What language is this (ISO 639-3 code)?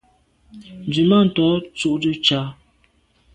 byv